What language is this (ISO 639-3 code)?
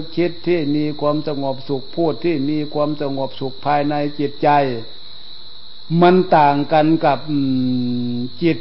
tha